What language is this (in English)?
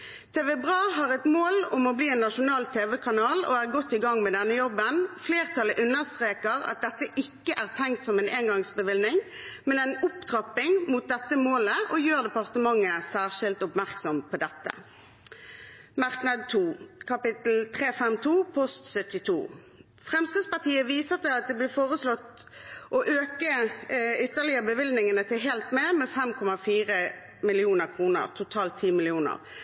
Norwegian Bokmål